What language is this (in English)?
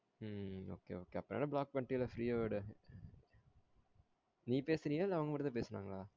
Tamil